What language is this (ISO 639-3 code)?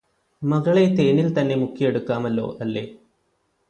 mal